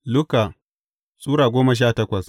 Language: Hausa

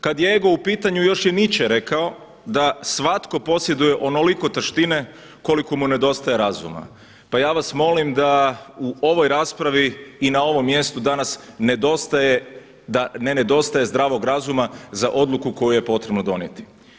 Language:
Croatian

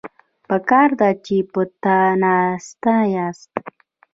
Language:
Pashto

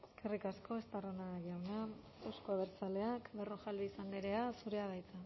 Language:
Basque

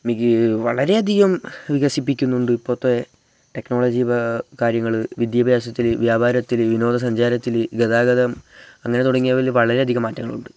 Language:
Malayalam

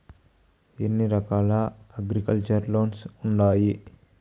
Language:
Telugu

